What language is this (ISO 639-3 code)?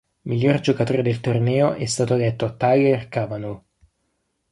ita